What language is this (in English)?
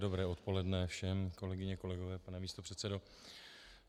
Czech